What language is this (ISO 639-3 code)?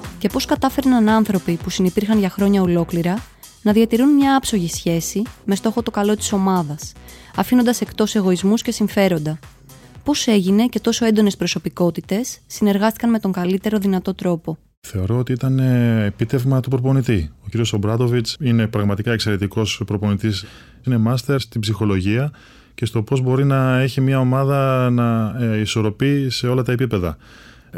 ell